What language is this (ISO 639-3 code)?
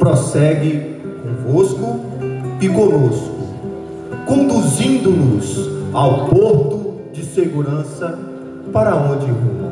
por